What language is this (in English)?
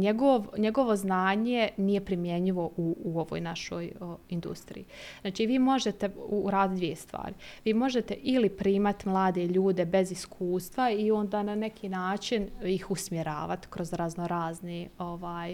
Croatian